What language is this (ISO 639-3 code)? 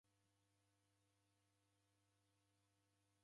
dav